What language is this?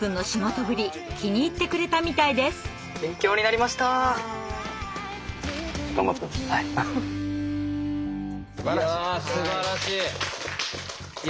Japanese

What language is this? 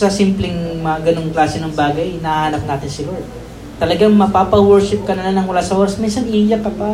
Filipino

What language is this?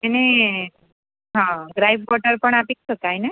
Gujarati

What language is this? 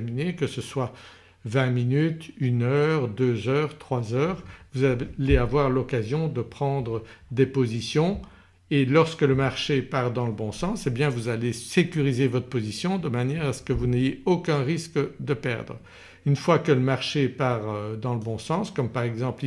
French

